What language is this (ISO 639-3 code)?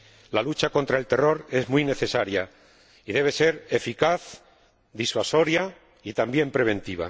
spa